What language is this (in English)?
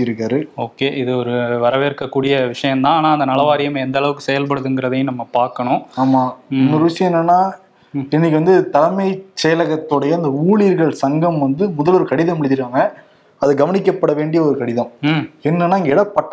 Tamil